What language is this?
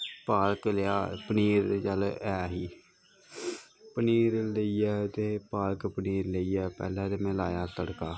Dogri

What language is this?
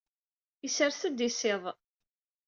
Kabyle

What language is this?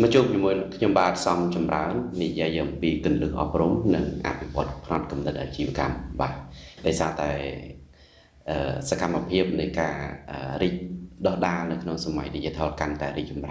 Vietnamese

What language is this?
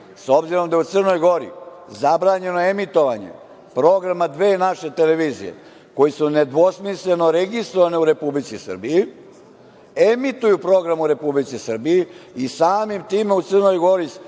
Serbian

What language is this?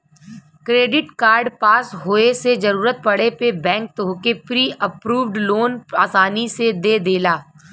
Bhojpuri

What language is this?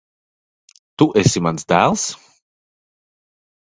Latvian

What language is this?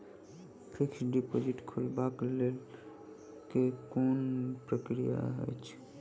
Maithili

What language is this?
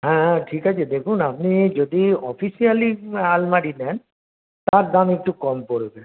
Bangla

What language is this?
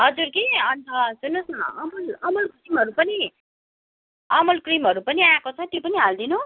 Nepali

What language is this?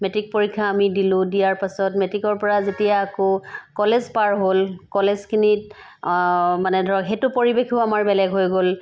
Assamese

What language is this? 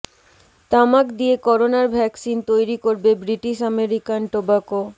Bangla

